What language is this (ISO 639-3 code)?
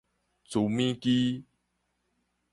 nan